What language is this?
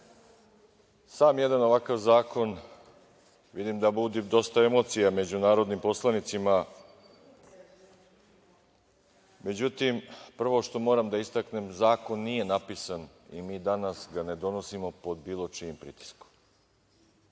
Serbian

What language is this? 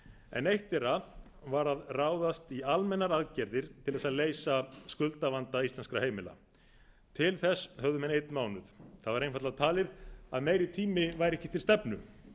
Icelandic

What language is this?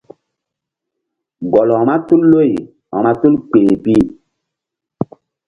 Mbum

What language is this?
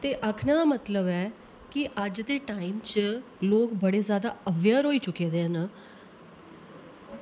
Dogri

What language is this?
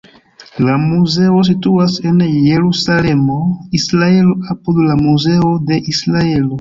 Esperanto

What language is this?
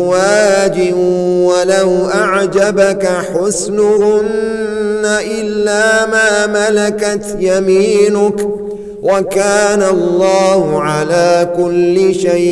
Arabic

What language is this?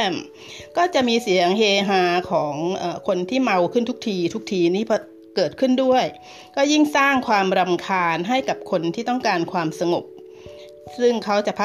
Thai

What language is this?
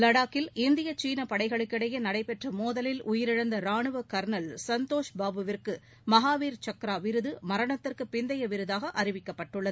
Tamil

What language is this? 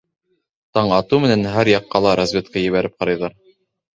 Bashkir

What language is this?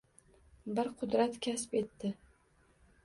Uzbek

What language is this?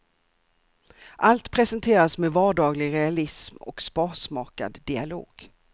Swedish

